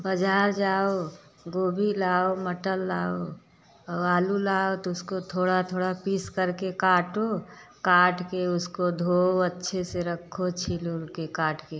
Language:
Hindi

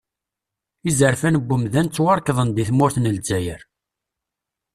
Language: Kabyle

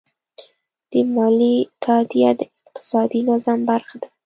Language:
Pashto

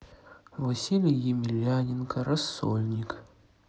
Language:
Russian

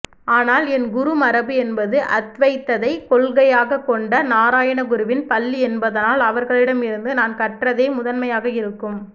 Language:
Tamil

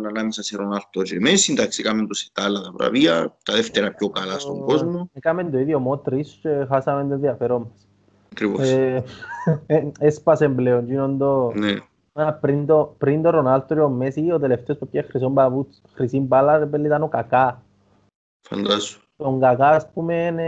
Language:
Greek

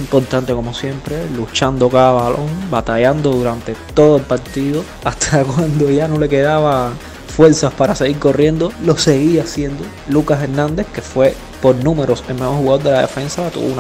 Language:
Spanish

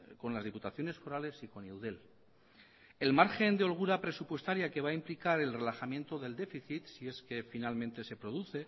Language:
Spanish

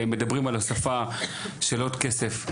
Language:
Hebrew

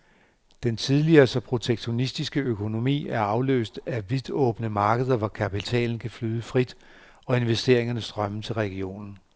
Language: Danish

